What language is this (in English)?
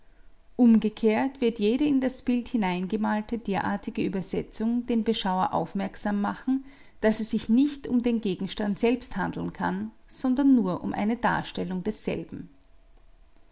German